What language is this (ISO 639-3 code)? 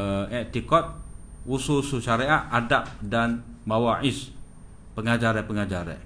msa